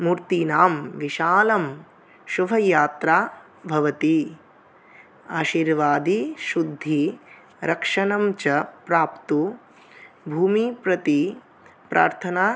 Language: Sanskrit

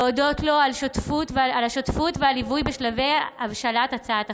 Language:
Hebrew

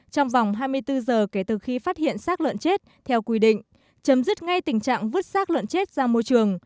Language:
Vietnamese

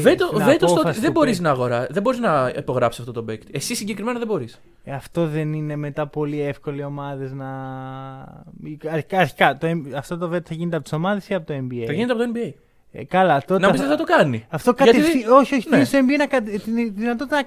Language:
Greek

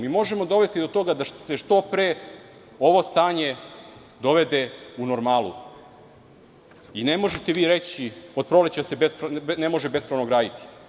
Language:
Serbian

